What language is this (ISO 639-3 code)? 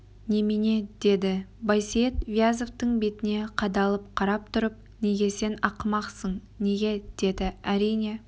kaz